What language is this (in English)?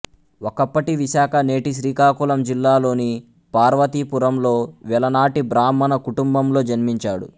Telugu